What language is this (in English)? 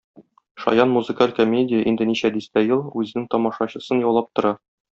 Tatar